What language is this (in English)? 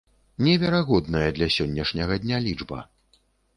Belarusian